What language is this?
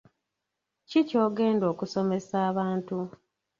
Ganda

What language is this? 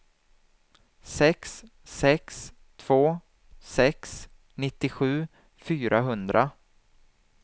Swedish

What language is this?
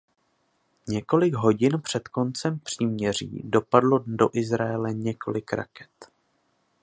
Czech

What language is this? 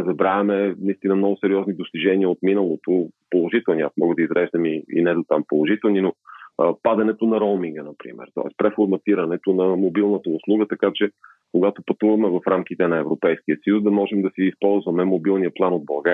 Bulgarian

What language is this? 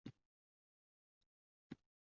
Uzbek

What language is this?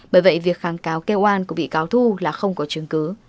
Vietnamese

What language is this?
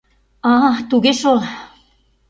Mari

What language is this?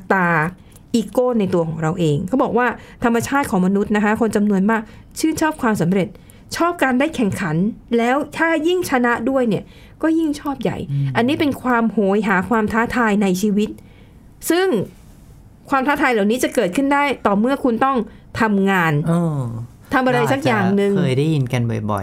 Thai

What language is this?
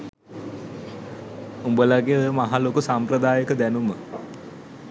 Sinhala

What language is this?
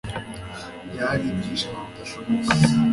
Kinyarwanda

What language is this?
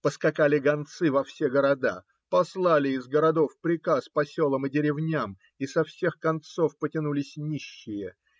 Russian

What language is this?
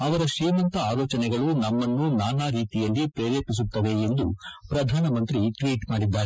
Kannada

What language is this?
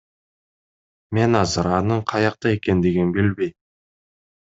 Kyrgyz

